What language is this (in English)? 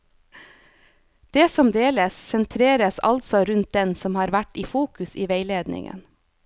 Norwegian